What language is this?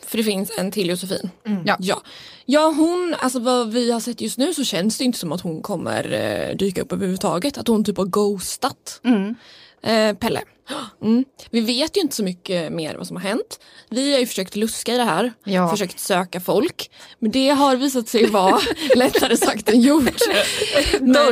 Swedish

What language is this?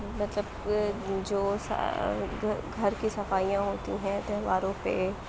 Urdu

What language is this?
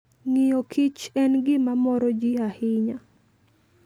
Luo (Kenya and Tanzania)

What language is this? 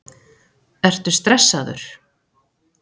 Icelandic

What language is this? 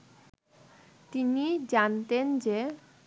Bangla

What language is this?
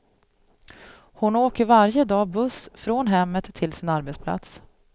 Swedish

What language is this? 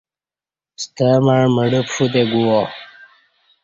Kati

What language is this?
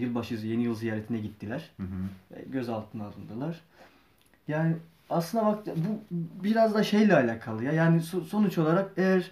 Turkish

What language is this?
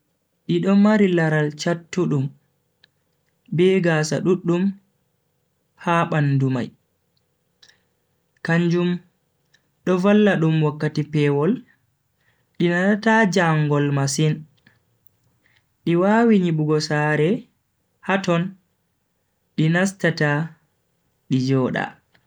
Bagirmi Fulfulde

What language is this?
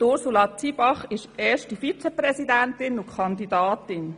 Swiss German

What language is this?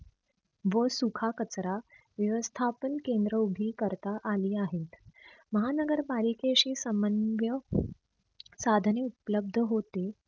Marathi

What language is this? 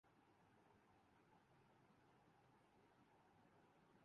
Urdu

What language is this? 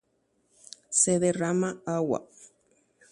Guarani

